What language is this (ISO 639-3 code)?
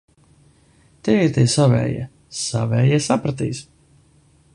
lav